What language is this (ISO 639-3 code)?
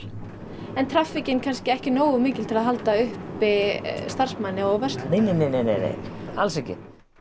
isl